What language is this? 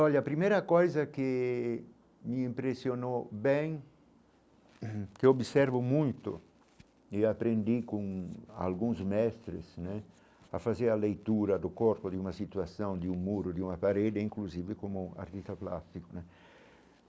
Portuguese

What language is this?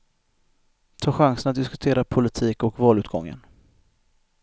Swedish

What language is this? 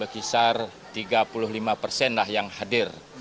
Indonesian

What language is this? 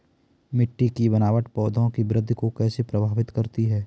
Hindi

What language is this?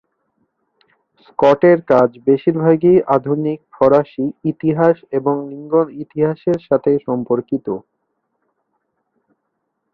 Bangla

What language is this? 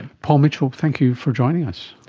English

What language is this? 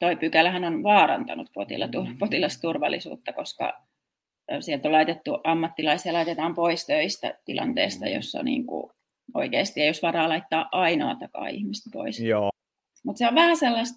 Finnish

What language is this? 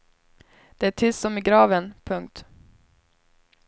Swedish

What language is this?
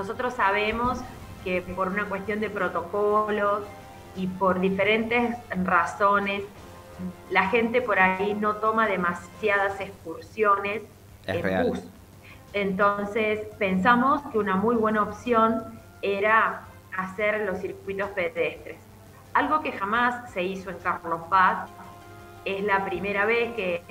Spanish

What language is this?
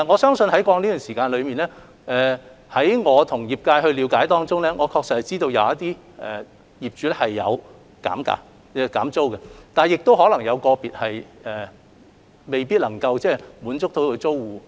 Cantonese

